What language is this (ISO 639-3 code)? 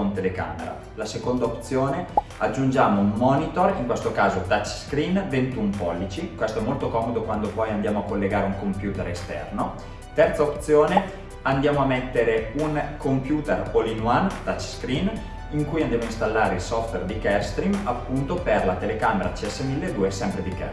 ita